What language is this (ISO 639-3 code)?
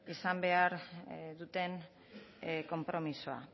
eus